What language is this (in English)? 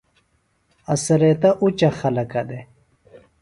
Phalura